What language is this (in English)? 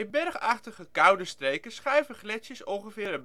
Dutch